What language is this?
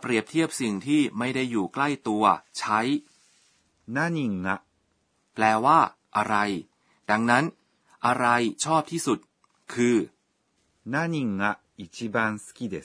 Thai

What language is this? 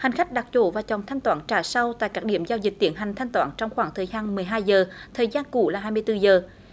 Vietnamese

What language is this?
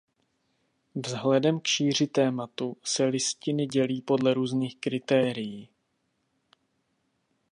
Czech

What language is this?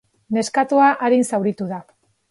Basque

